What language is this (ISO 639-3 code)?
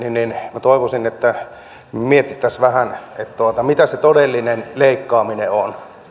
fin